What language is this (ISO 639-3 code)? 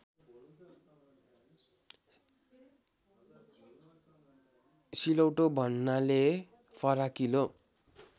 nep